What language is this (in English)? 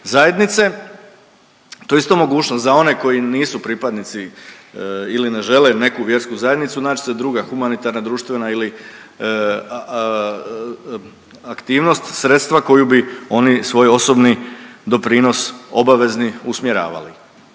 Croatian